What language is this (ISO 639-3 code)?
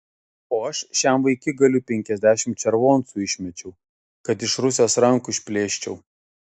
lit